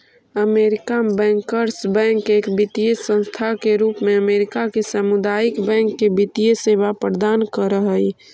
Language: Magahi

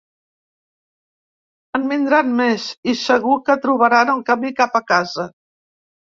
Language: Catalan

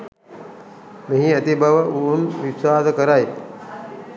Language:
Sinhala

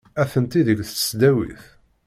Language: Kabyle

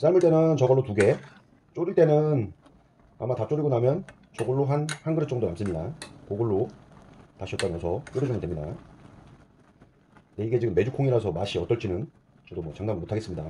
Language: Korean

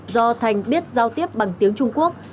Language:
Vietnamese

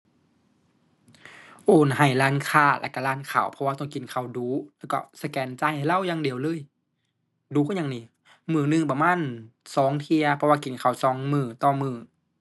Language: Thai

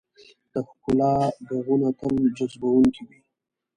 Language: Pashto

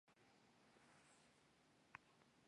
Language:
Odia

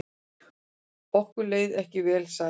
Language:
Icelandic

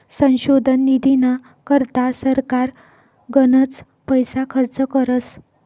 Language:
Marathi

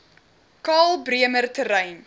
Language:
Afrikaans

